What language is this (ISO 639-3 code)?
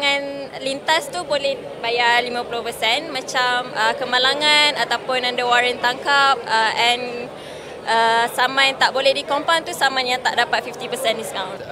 msa